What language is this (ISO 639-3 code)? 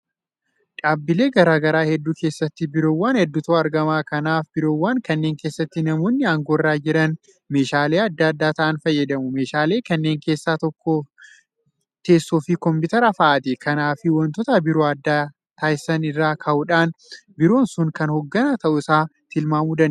orm